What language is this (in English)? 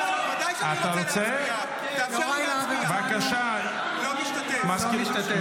Hebrew